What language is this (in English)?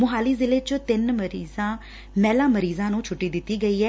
Punjabi